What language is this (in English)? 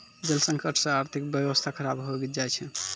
Maithili